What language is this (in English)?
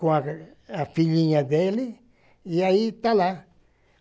Portuguese